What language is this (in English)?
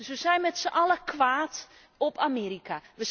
Dutch